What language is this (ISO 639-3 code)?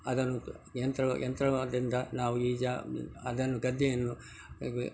kan